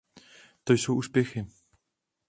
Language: Czech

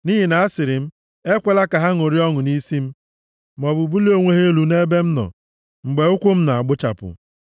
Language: Igbo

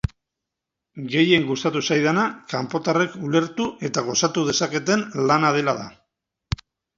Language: Basque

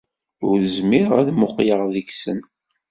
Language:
Kabyle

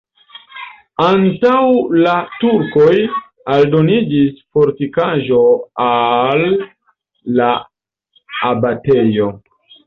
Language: Esperanto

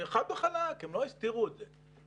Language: Hebrew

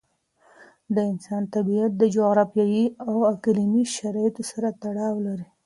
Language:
Pashto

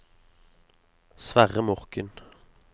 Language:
Norwegian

